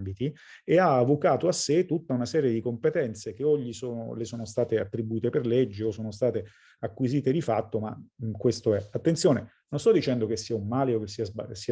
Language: Italian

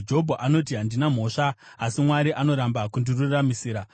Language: Shona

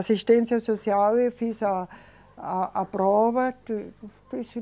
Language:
Portuguese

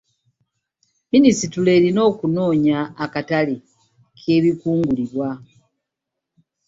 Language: Ganda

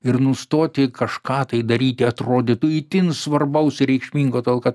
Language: Lithuanian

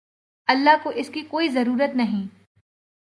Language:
Urdu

